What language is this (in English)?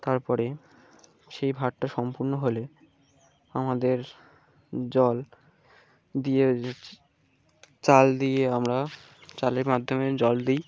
Bangla